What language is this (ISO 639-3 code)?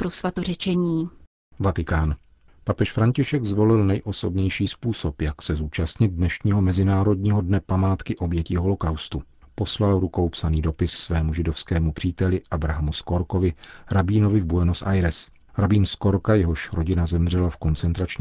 ces